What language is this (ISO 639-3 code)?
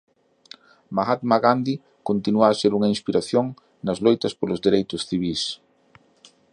glg